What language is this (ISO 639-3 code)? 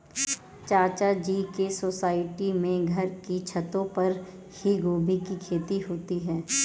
hin